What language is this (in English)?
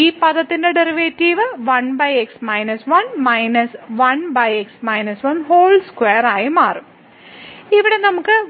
Malayalam